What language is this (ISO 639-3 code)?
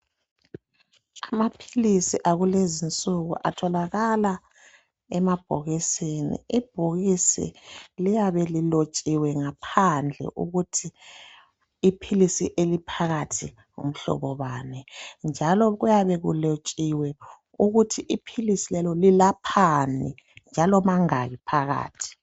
nde